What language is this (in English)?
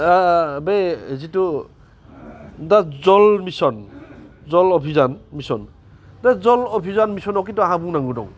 Bodo